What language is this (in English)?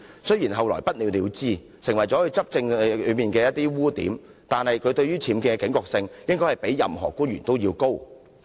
Cantonese